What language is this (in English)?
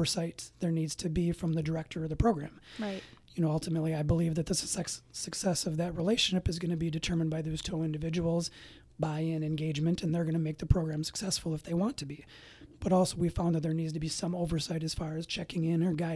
English